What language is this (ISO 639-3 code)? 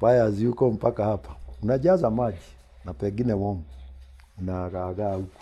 swa